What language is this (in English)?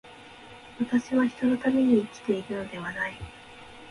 Japanese